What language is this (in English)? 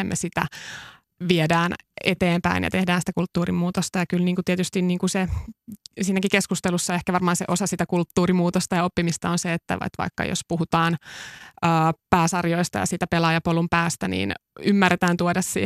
Finnish